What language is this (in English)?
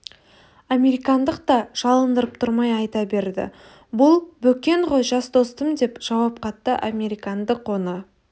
Kazakh